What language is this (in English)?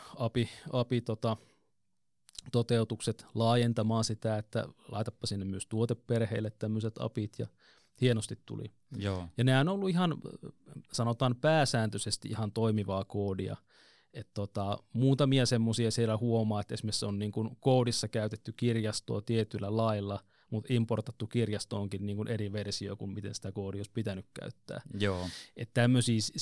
Finnish